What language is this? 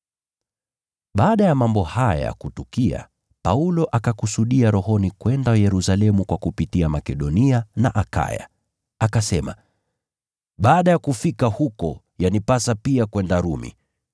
Swahili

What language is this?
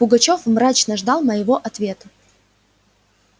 Russian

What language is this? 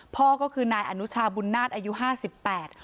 Thai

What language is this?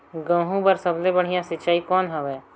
Chhattisgarhi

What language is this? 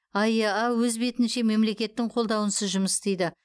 Kazakh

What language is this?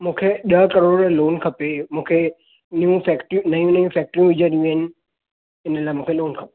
Sindhi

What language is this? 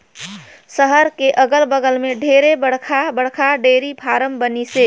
Chhattisgarhi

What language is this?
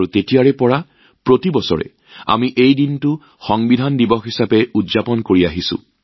Assamese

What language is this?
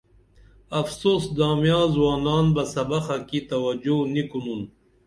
Dameli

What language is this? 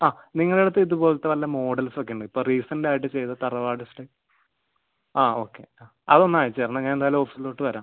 Malayalam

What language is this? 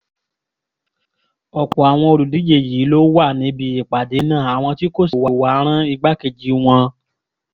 Yoruba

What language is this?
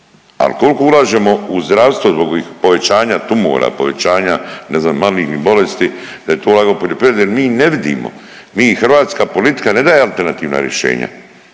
Croatian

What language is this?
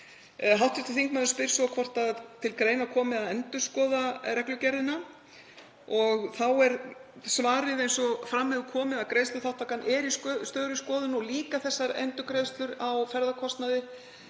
Icelandic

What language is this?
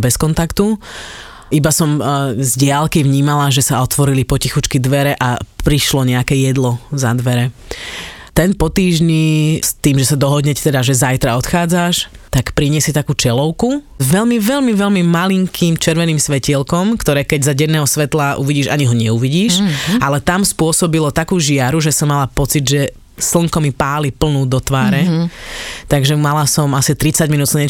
Slovak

